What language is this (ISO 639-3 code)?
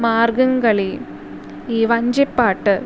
mal